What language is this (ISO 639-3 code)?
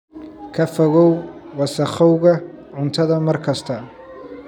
som